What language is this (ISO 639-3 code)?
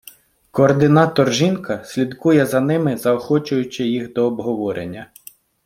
ukr